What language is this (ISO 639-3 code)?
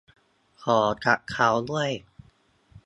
tha